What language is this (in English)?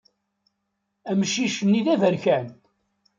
Kabyle